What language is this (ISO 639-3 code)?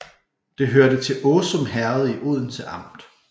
dan